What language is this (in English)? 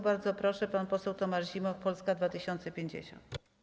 Polish